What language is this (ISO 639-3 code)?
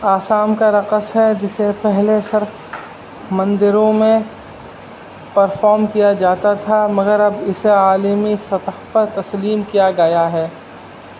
urd